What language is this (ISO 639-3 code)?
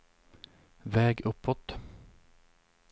swe